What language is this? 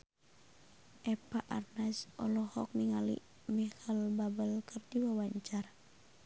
Sundanese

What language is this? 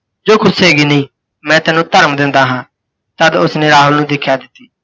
Punjabi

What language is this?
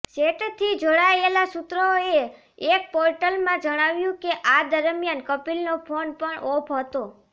Gujarati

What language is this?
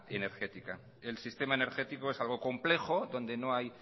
Spanish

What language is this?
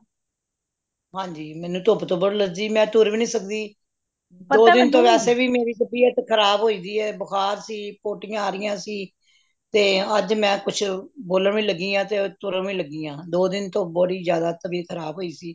Punjabi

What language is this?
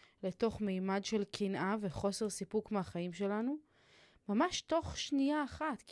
Hebrew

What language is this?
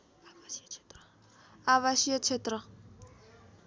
Nepali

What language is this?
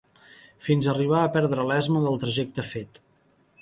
Catalan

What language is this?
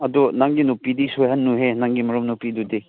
Manipuri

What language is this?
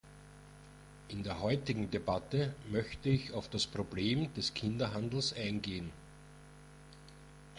German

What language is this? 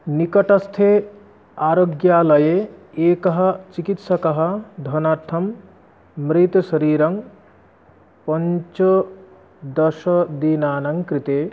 Sanskrit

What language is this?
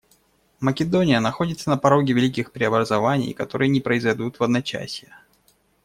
Russian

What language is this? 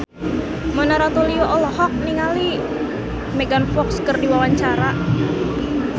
Sundanese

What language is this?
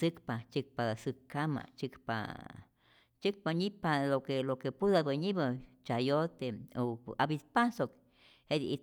Rayón Zoque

